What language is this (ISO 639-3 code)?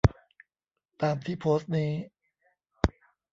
tha